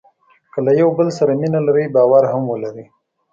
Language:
Pashto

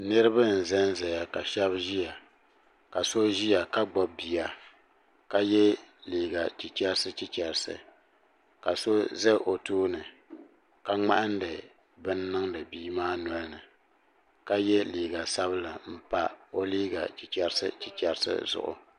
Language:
Dagbani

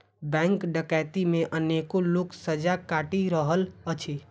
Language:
Maithili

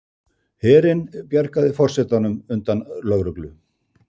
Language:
Icelandic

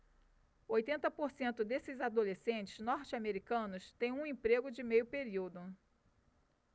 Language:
Portuguese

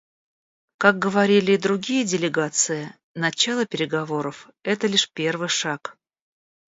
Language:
Russian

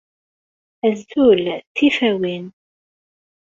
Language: Kabyle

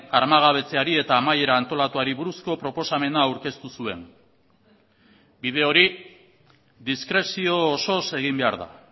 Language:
Basque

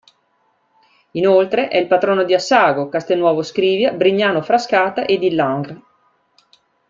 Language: Italian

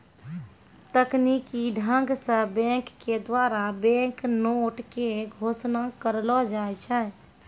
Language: Maithili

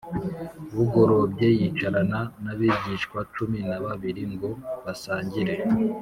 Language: Kinyarwanda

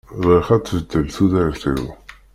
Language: Kabyle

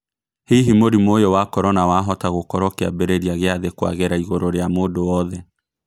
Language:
Kikuyu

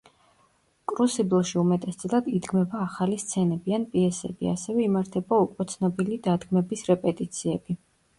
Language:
Georgian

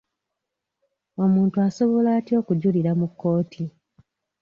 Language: Ganda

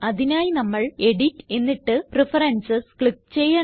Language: Malayalam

